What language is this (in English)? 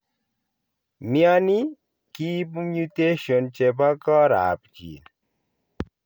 Kalenjin